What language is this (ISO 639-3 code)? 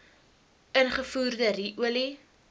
afr